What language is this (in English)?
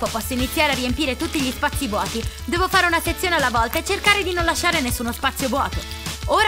Italian